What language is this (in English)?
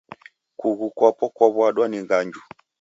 Taita